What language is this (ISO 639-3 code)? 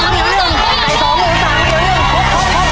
tha